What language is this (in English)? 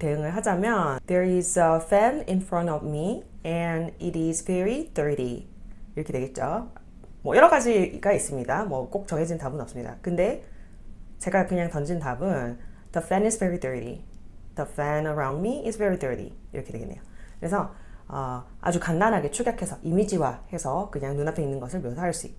Korean